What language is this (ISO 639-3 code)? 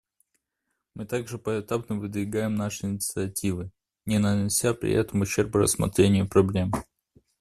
rus